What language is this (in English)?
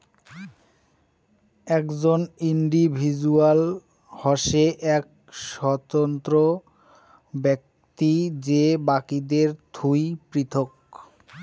Bangla